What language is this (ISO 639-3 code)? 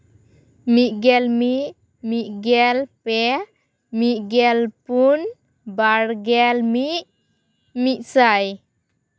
sat